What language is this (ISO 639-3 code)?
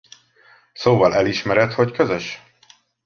hun